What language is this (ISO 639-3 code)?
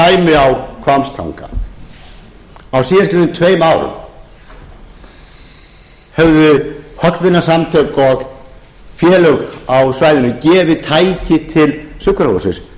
isl